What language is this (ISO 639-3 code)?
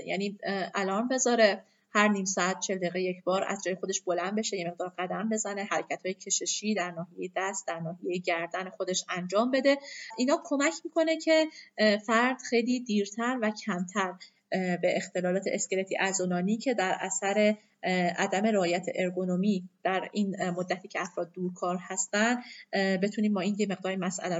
fas